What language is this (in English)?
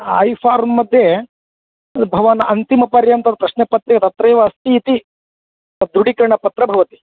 Sanskrit